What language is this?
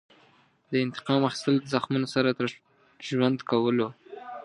Pashto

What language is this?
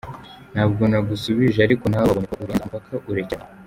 Kinyarwanda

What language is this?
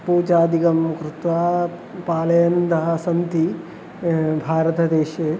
Sanskrit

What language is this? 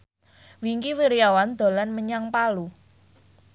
Javanese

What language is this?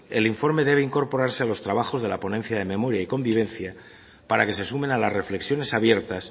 Spanish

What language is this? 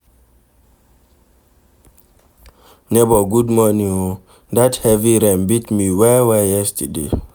Nigerian Pidgin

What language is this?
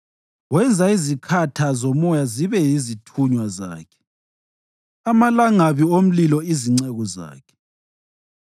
North Ndebele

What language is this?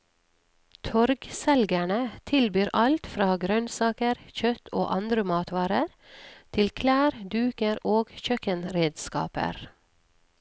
Norwegian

